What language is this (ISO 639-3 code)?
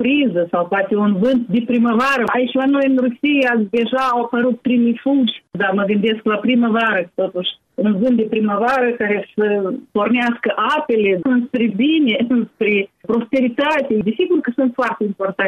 ron